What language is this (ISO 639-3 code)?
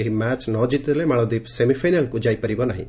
ori